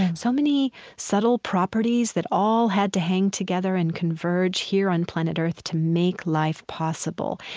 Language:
English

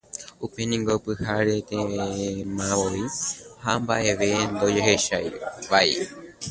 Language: Guarani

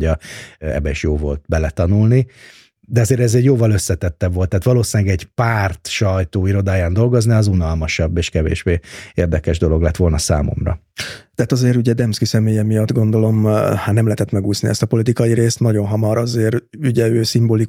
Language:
Hungarian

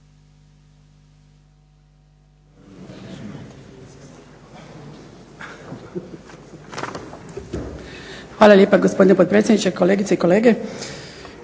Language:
Croatian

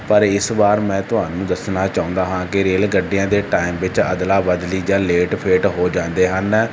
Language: Punjabi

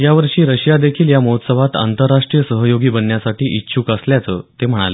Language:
Marathi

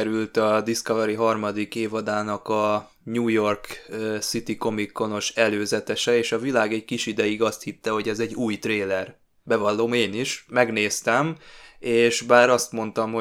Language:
Hungarian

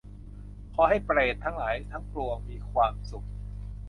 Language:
Thai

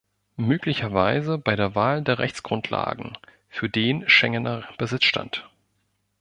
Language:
German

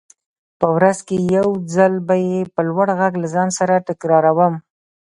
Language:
Pashto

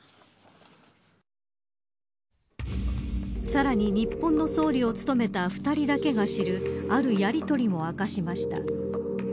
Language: Japanese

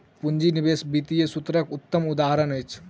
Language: Maithili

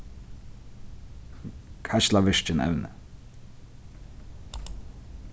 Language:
Faroese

